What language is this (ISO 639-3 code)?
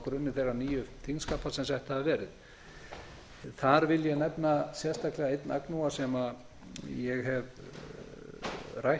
isl